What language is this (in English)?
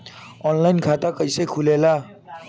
Bhojpuri